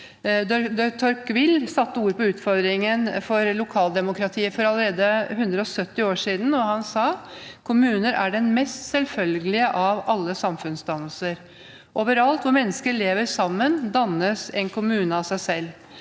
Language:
Norwegian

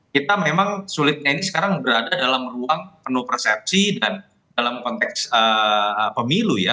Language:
Indonesian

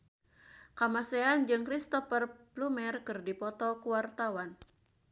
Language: Sundanese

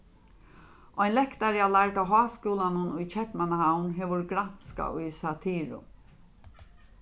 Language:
Faroese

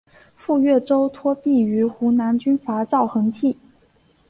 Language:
Chinese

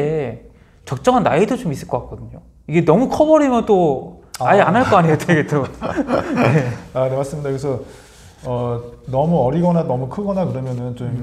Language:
Korean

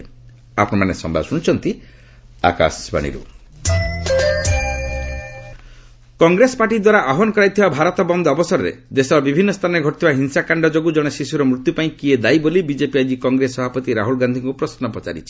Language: Odia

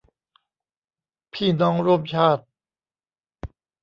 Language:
Thai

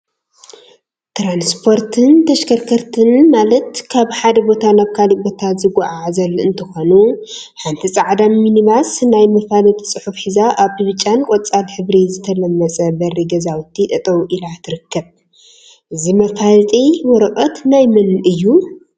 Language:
Tigrinya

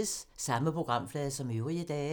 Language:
Danish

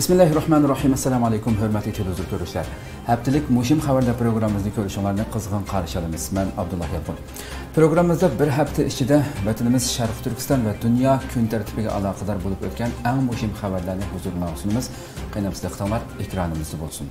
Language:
Turkish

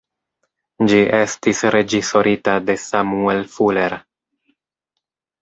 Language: Esperanto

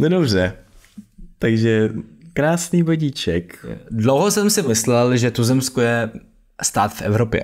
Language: Czech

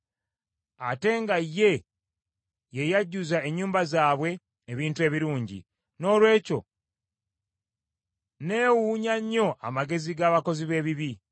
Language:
Ganda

